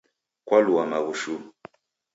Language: Taita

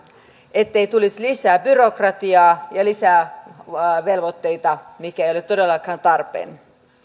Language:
Finnish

